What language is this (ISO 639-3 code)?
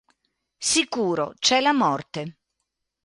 ita